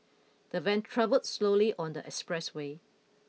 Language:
English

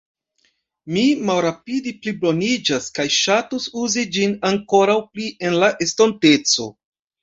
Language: Esperanto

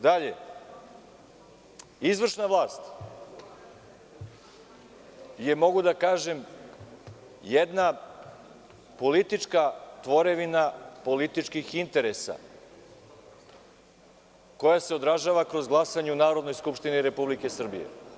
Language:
Serbian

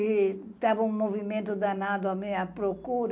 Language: Portuguese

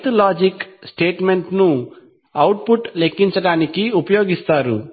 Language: Telugu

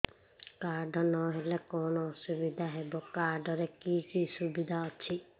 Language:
Odia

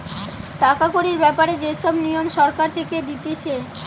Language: Bangla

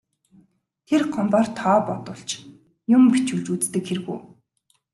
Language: Mongolian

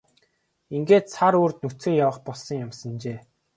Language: Mongolian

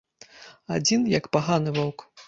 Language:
Belarusian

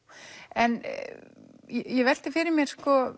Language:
Icelandic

